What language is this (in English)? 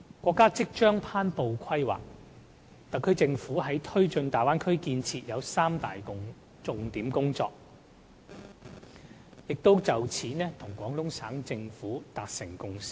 Cantonese